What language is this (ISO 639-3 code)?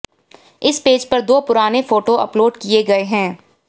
hin